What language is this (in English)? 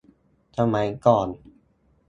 Thai